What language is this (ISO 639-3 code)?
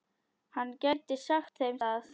isl